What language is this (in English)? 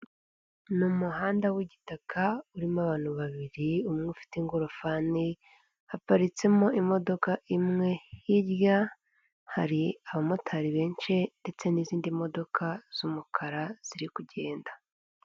Kinyarwanda